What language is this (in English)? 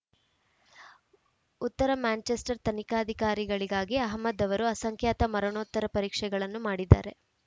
Kannada